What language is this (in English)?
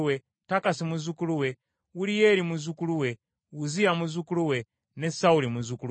Ganda